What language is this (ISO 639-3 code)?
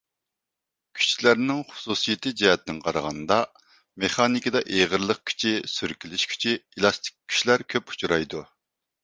uig